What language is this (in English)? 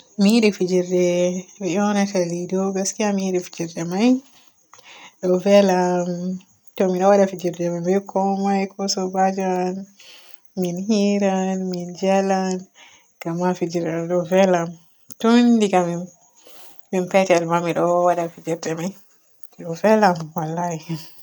Borgu Fulfulde